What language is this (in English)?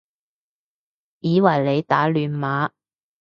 Cantonese